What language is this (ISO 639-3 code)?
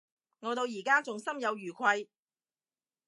yue